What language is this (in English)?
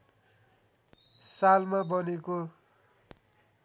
Nepali